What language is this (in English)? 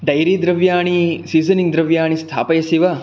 Sanskrit